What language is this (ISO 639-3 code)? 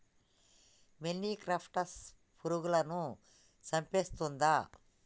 tel